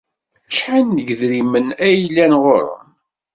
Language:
Kabyle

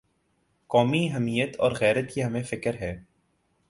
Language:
Urdu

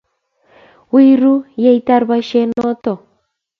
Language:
Kalenjin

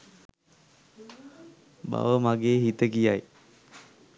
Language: Sinhala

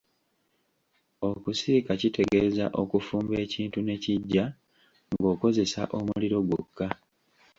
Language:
Ganda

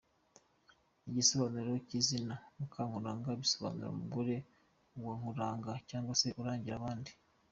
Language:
Kinyarwanda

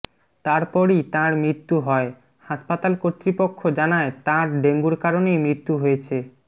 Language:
Bangla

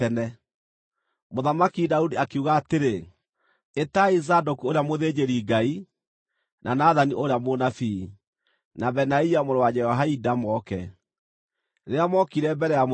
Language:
Kikuyu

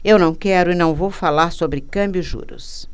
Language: Portuguese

